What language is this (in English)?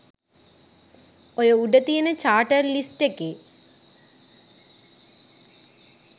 Sinhala